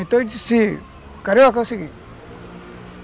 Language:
Portuguese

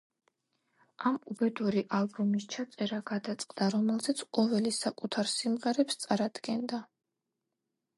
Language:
Georgian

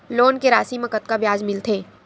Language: Chhattisgarhi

